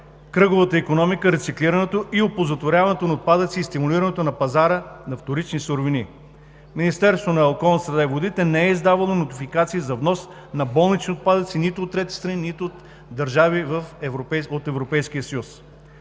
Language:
Bulgarian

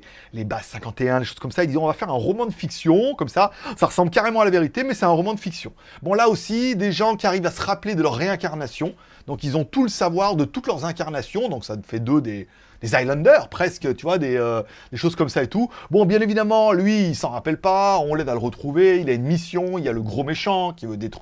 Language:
French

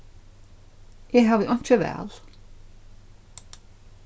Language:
Faroese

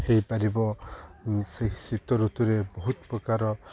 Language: Odia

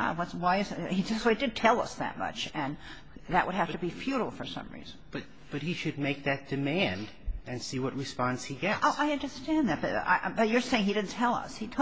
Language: English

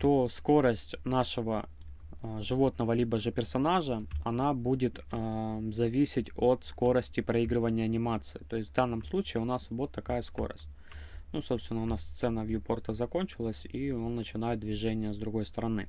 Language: Russian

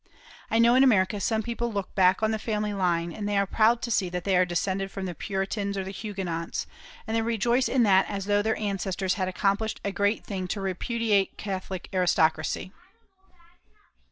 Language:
English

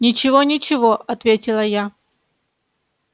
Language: Russian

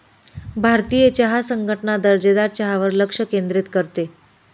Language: Marathi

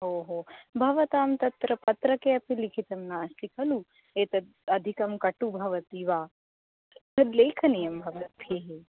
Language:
Sanskrit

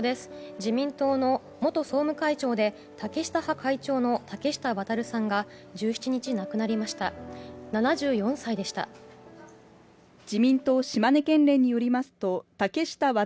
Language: Japanese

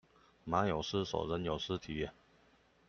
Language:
Chinese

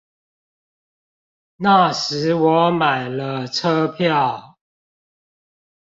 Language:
Chinese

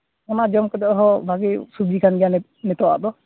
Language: Santali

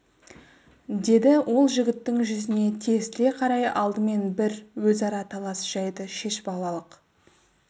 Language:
Kazakh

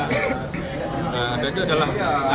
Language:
Indonesian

